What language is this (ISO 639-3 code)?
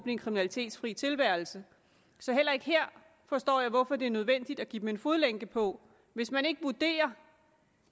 dan